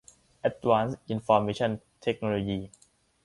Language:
Thai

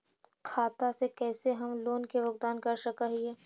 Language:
Magahi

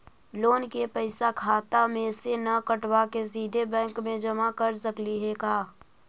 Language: Magahi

